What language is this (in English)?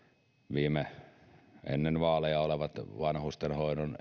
Finnish